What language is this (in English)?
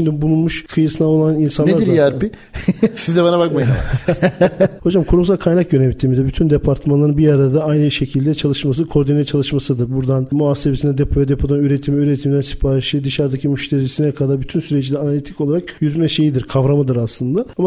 Turkish